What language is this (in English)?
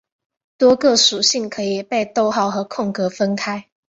Chinese